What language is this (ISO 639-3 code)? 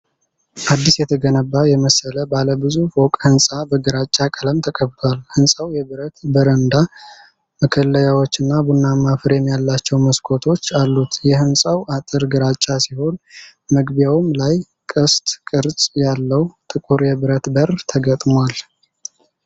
amh